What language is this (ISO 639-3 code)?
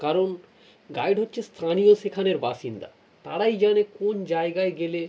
ben